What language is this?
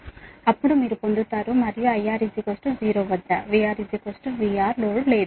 Telugu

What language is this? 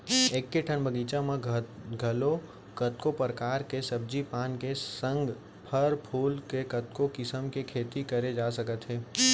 Chhattisgarhi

